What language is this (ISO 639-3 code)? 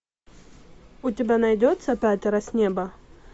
rus